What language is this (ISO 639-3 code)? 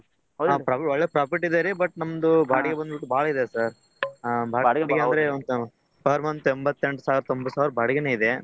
kan